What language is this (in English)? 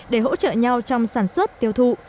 Vietnamese